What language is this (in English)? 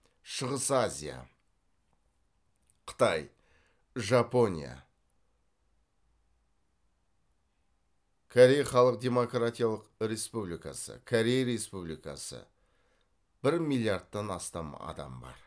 Kazakh